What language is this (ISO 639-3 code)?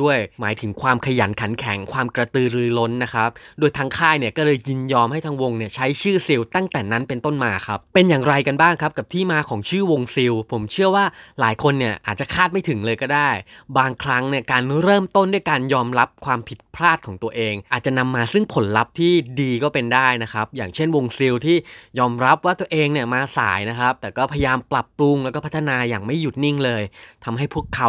tha